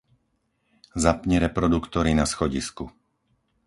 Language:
Slovak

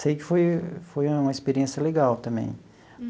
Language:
Portuguese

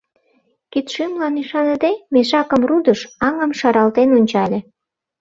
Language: Mari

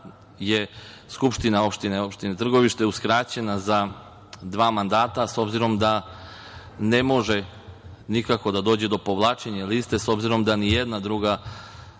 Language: Serbian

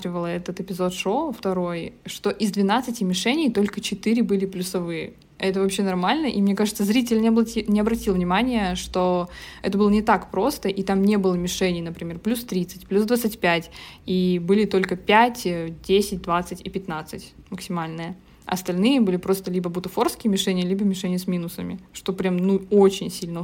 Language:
Russian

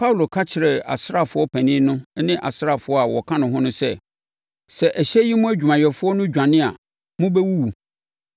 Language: Akan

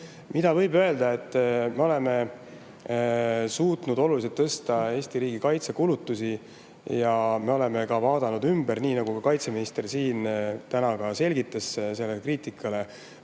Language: Estonian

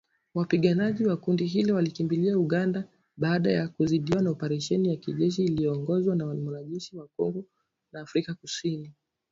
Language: Swahili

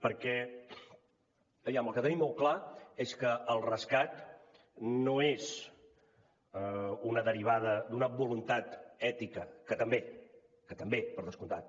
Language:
Catalan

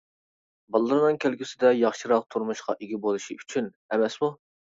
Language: Uyghur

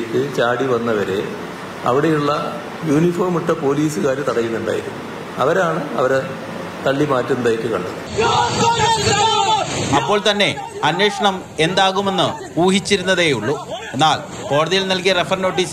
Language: Malayalam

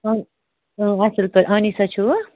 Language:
Kashmiri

